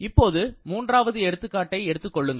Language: Tamil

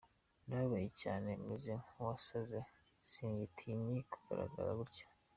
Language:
Kinyarwanda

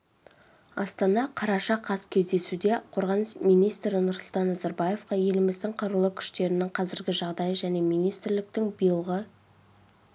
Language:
Kazakh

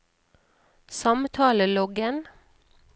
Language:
Norwegian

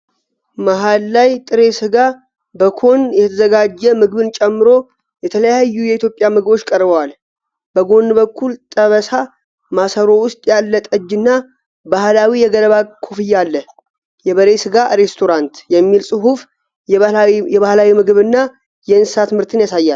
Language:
Amharic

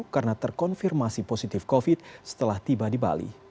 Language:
Indonesian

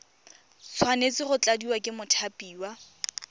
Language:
Tswana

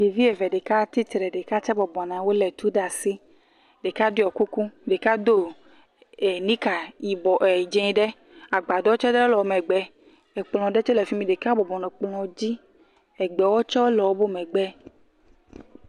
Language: Ewe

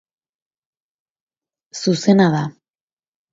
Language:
Basque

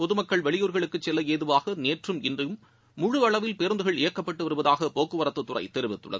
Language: Tamil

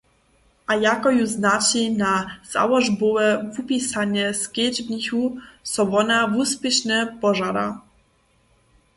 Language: Upper Sorbian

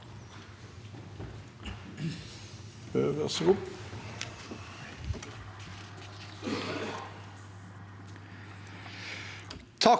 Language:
Norwegian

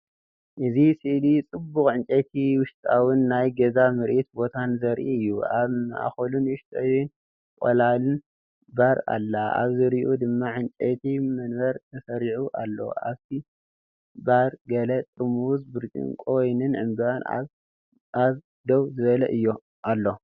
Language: Tigrinya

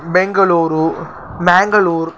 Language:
Sanskrit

